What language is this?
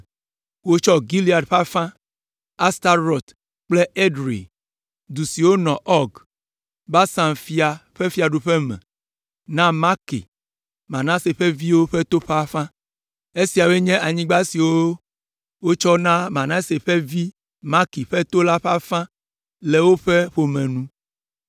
Ewe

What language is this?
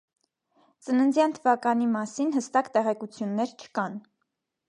Armenian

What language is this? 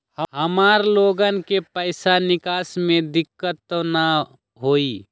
Magahi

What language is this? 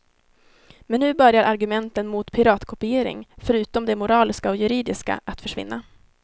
Swedish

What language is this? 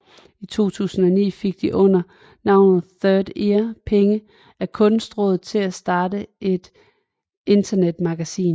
Danish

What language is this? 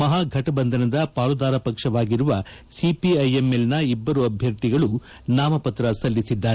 Kannada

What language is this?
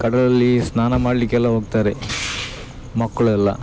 Kannada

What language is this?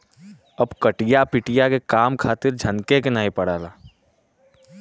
Bhojpuri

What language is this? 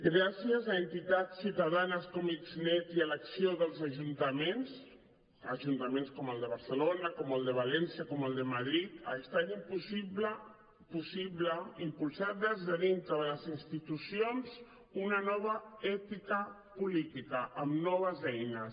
Catalan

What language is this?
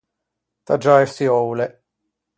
Ligurian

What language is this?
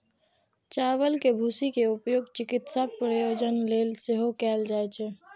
Maithili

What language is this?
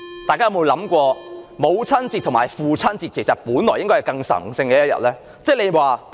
Cantonese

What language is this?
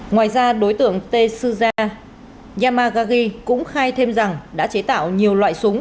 Vietnamese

